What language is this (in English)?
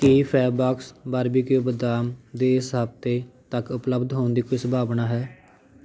Punjabi